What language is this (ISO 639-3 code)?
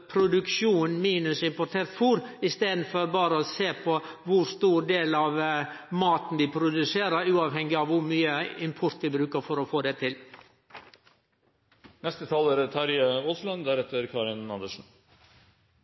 nno